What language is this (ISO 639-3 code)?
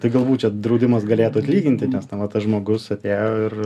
lit